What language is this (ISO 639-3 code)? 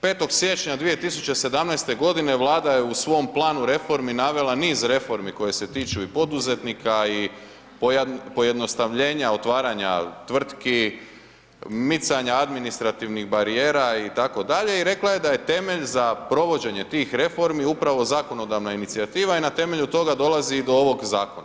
hrv